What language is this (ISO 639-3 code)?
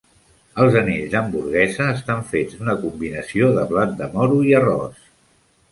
cat